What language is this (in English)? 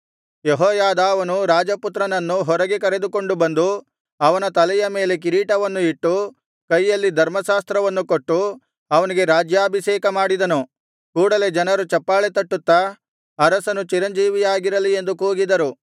Kannada